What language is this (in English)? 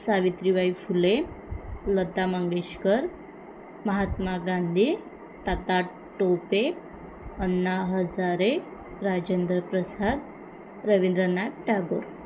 Marathi